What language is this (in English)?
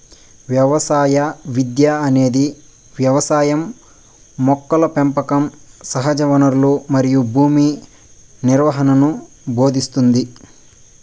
Telugu